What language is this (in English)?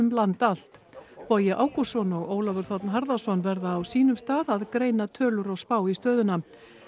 Icelandic